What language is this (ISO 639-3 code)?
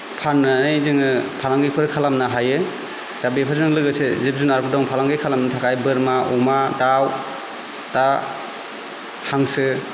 brx